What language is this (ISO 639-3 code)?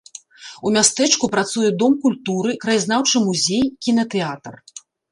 bel